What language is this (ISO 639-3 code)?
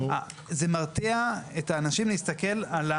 heb